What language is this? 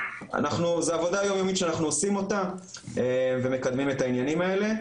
Hebrew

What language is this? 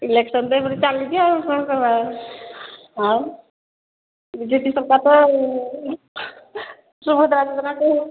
Odia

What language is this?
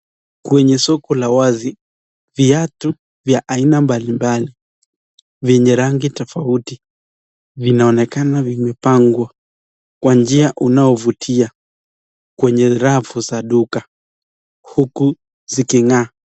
Swahili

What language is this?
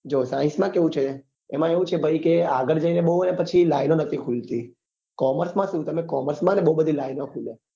Gujarati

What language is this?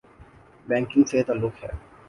Urdu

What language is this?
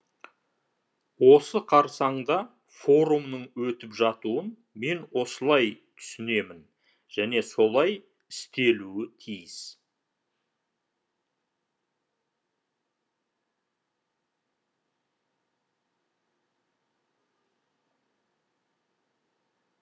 Kazakh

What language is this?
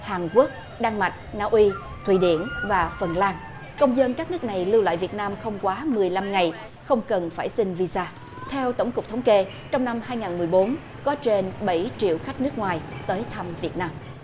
Vietnamese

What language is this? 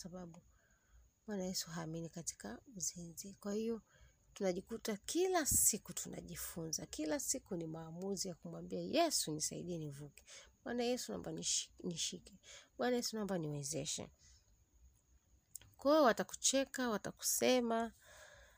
Swahili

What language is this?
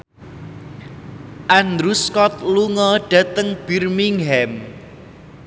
Javanese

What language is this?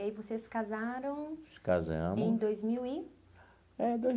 Portuguese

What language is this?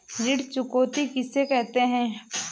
Hindi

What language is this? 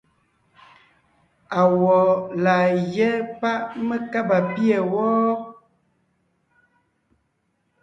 Ngiemboon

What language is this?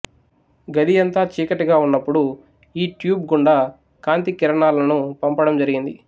Telugu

